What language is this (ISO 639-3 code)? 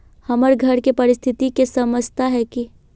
mag